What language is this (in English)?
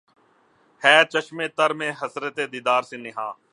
Urdu